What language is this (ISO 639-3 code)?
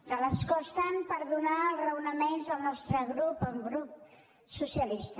cat